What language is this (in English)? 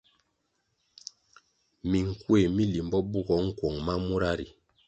Kwasio